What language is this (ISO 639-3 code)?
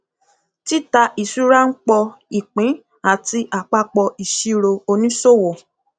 yor